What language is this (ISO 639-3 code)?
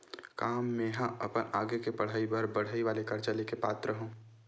hne